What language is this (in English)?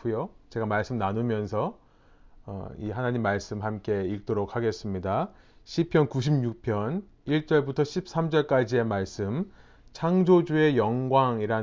Korean